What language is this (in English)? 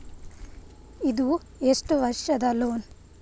Kannada